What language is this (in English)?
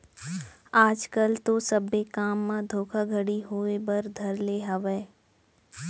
Chhattisgarhi